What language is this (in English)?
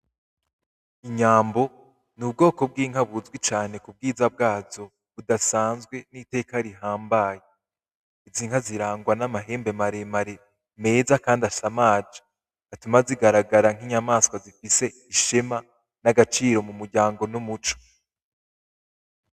Rundi